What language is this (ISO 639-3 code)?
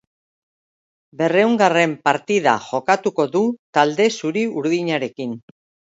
eus